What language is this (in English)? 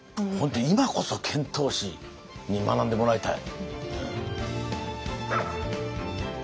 Japanese